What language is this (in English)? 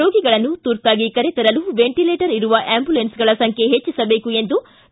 Kannada